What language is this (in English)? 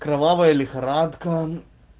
Russian